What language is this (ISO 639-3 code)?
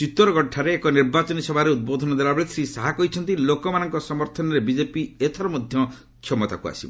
ori